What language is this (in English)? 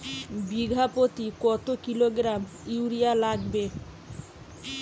Bangla